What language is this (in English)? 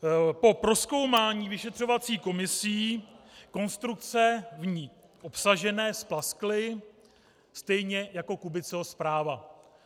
Czech